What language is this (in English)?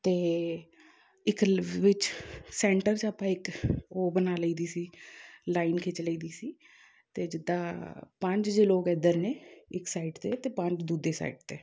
Punjabi